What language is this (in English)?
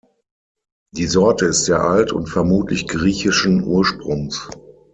German